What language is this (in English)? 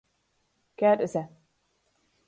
Latgalian